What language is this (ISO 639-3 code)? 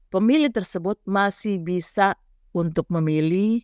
ind